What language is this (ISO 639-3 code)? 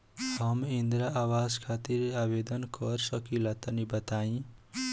bho